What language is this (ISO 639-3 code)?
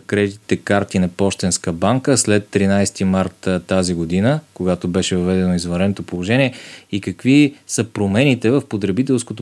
bul